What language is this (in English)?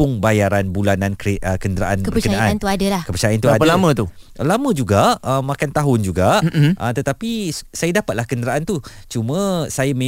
Malay